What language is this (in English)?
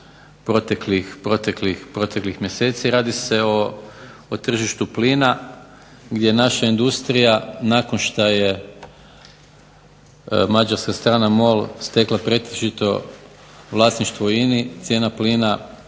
Croatian